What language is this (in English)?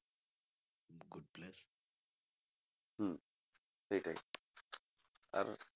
Bangla